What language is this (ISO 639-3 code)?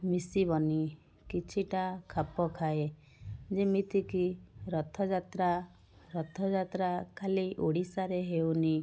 ori